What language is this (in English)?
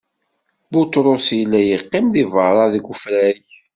Kabyle